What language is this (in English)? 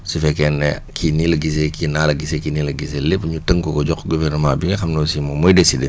Wolof